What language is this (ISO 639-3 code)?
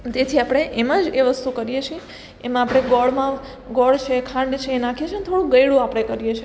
guj